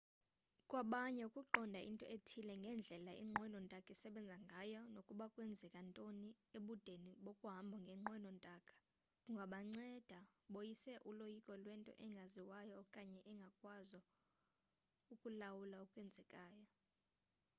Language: Xhosa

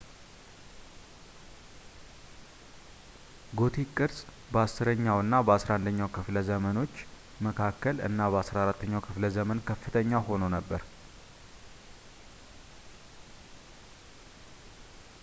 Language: Amharic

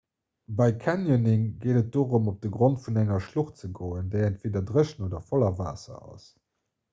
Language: Luxembourgish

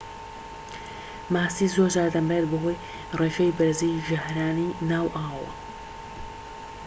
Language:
Central Kurdish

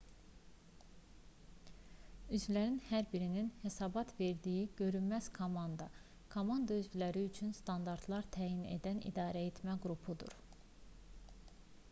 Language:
Azerbaijani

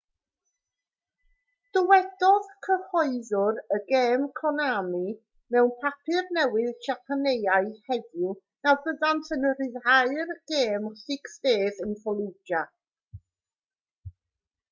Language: Welsh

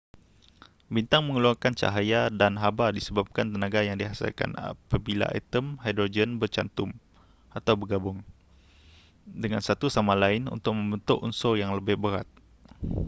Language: Malay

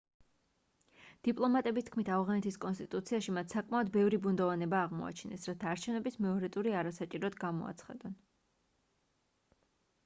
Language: Georgian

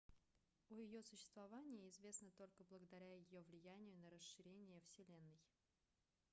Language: Russian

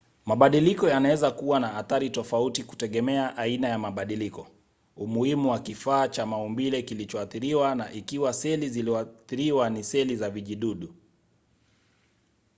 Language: Swahili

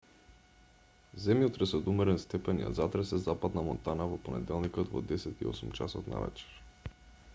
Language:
Macedonian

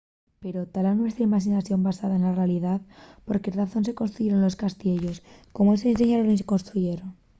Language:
Asturian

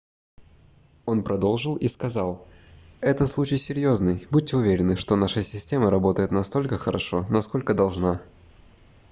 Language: Russian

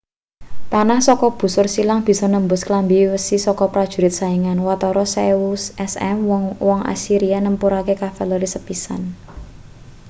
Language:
Javanese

